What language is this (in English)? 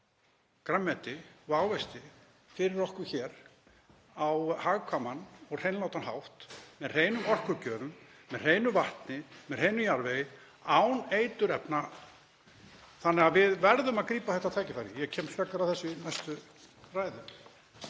Icelandic